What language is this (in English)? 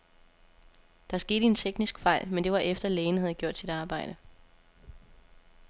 Danish